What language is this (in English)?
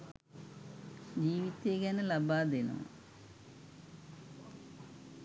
Sinhala